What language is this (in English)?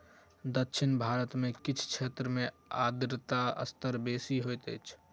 Maithili